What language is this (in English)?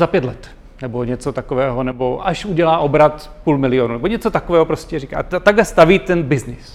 Czech